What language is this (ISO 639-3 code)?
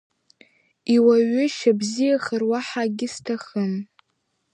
abk